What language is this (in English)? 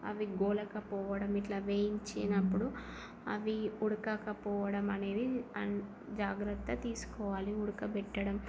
Telugu